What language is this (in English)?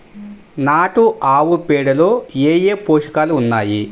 Telugu